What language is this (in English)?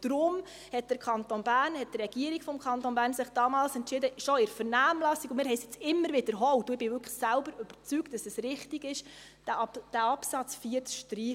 Swiss German